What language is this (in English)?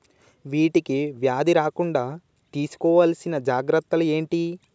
Telugu